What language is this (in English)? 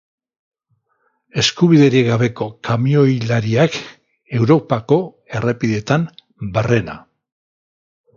Basque